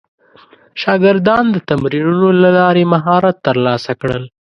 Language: Pashto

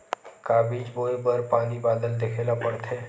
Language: Chhattisgarhi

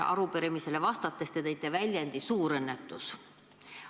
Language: Estonian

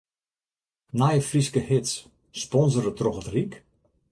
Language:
Western Frisian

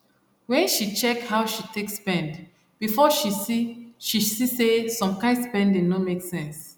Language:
Nigerian Pidgin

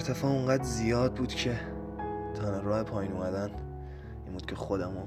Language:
Persian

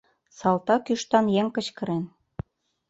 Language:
Mari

